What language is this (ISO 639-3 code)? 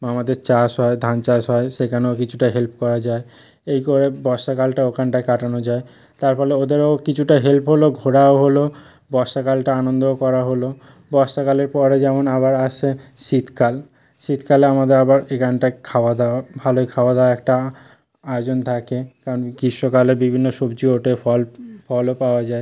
ben